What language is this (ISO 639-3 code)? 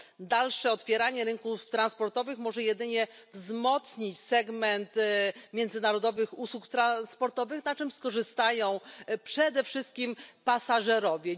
pol